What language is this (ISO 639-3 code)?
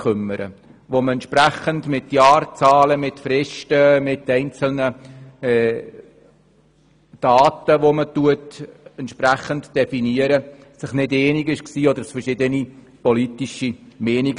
gsw